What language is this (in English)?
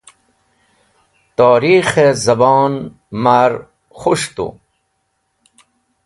Wakhi